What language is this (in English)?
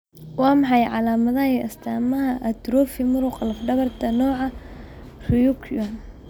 Somali